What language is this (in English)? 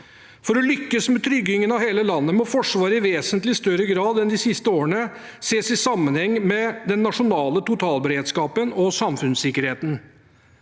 Norwegian